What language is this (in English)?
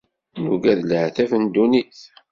Kabyle